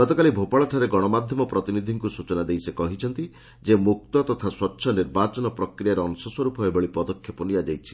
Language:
Odia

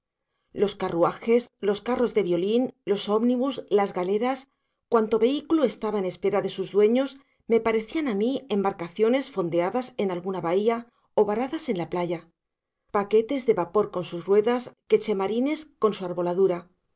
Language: Spanish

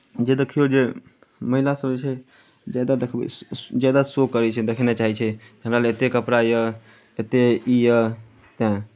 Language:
Maithili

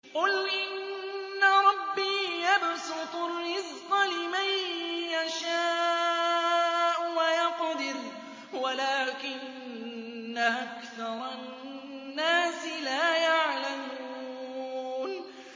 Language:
Arabic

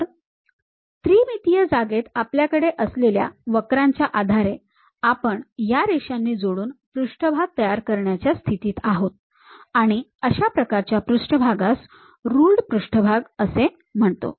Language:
Marathi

